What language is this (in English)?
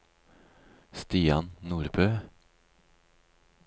Norwegian